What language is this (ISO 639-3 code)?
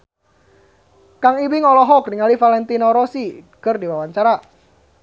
sun